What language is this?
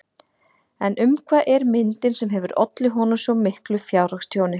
Icelandic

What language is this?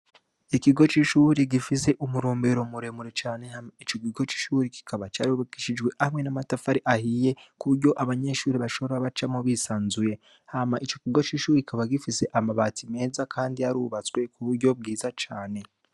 Rundi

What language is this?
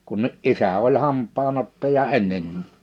Finnish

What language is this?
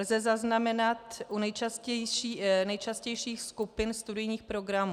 Czech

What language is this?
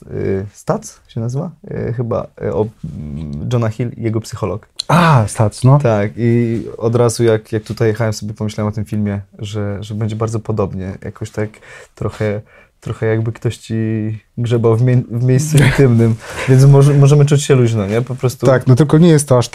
Polish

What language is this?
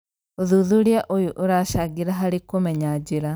Kikuyu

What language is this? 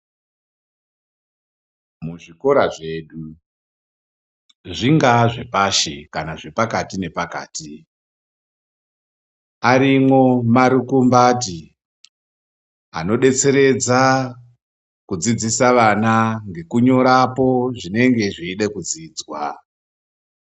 Ndau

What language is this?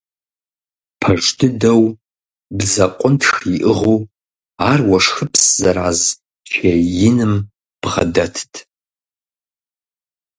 Kabardian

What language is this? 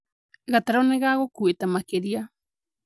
Kikuyu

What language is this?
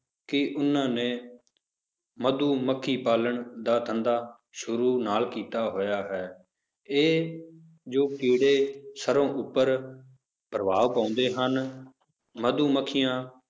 Punjabi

